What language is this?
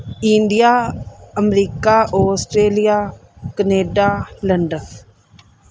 Punjabi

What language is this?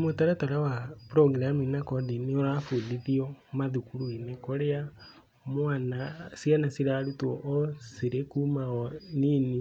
Kikuyu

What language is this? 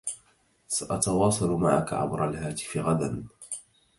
Arabic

